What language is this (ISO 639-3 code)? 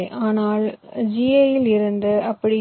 tam